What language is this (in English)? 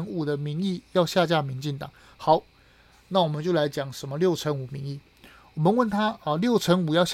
Chinese